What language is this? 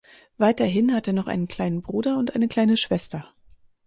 German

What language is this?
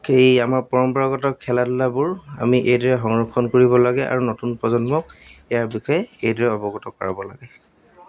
Assamese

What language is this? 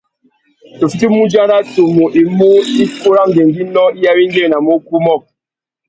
Tuki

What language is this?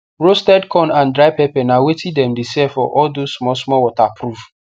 Nigerian Pidgin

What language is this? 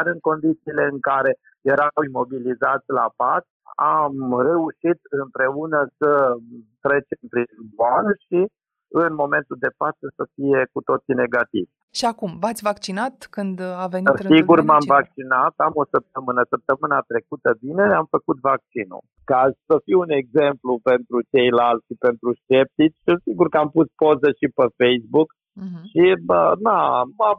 Romanian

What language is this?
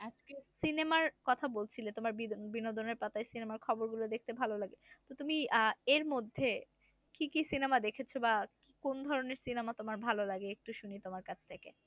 Bangla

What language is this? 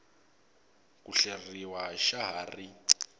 Tsonga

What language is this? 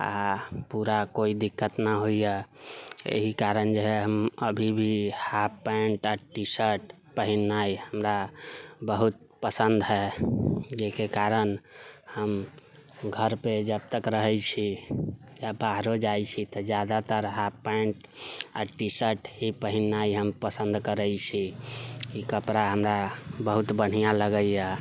Maithili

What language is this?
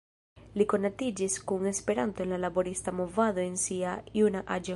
Esperanto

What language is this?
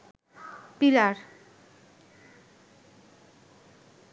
Bangla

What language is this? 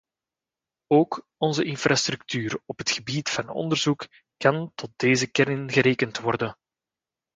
Dutch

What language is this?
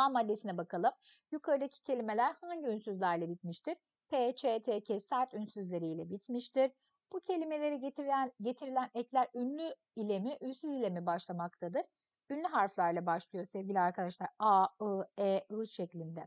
Turkish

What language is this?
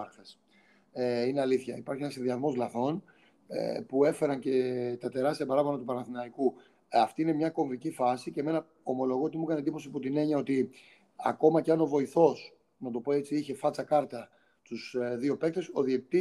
Greek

